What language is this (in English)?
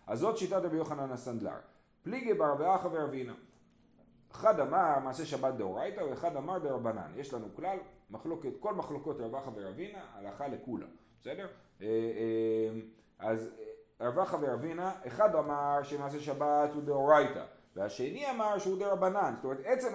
Hebrew